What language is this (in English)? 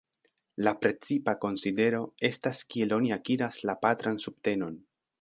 Esperanto